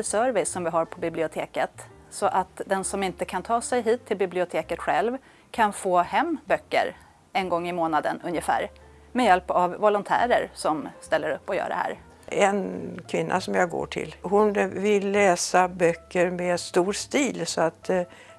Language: Swedish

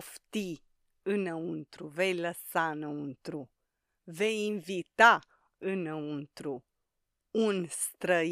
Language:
Romanian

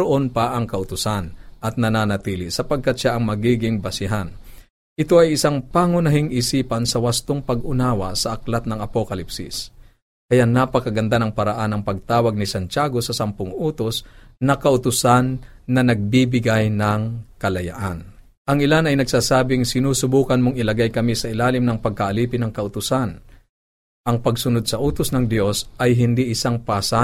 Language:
Filipino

